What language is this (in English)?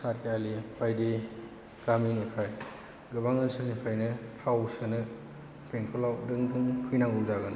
Bodo